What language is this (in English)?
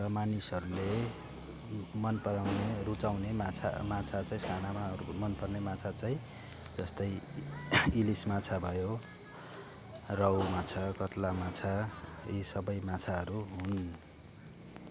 Nepali